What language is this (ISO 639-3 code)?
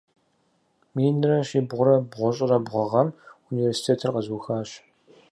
kbd